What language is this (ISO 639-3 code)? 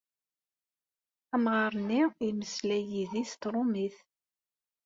kab